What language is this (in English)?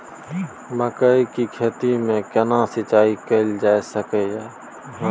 Maithili